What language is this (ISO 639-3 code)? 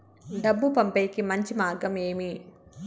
tel